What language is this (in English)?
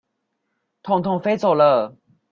Chinese